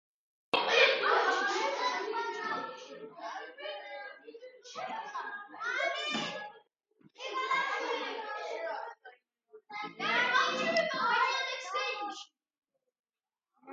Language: Georgian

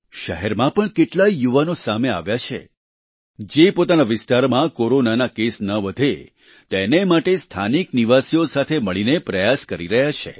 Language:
Gujarati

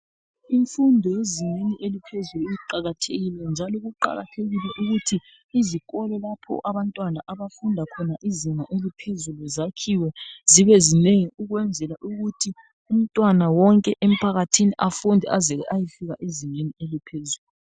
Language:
North Ndebele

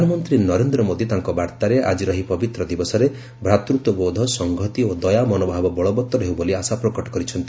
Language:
Odia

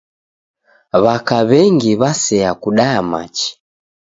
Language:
Taita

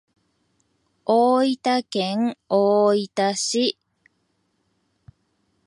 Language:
Japanese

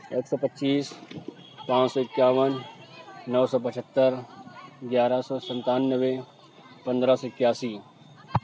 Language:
Urdu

